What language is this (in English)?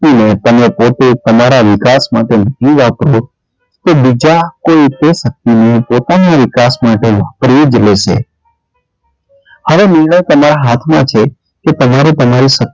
Gujarati